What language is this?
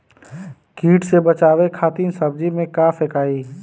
Bhojpuri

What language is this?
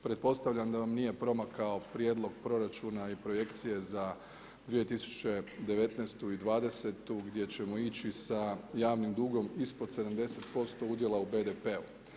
Croatian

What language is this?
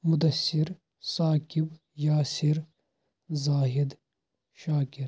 Kashmiri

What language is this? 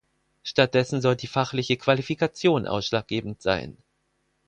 German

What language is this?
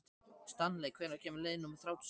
Icelandic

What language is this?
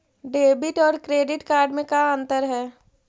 Magahi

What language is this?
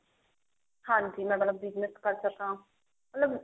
Punjabi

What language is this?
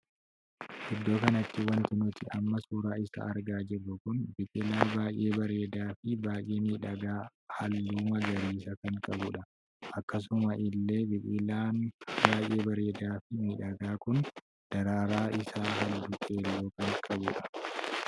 Oromo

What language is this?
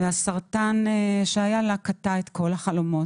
Hebrew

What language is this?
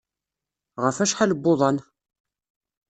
Kabyle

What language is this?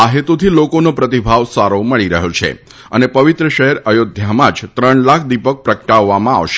Gujarati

